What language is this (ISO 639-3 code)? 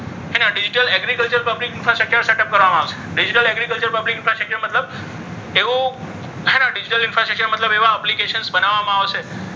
guj